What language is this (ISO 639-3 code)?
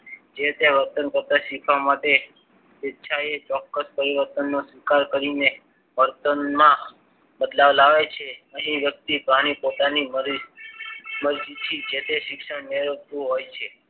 guj